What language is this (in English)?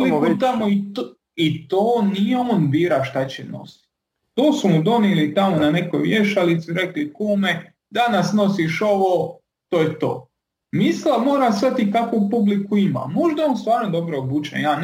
Croatian